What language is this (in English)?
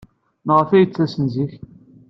Kabyle